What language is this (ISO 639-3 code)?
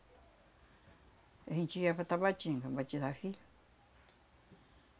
por